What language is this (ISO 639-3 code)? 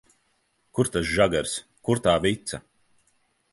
lav